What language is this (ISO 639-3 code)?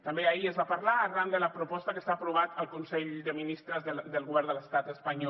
cat